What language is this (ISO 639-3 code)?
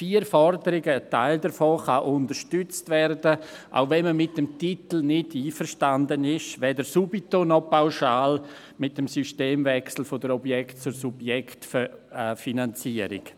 gsw